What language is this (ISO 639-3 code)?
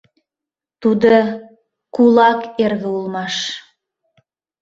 chm